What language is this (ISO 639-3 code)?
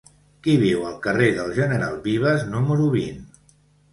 cat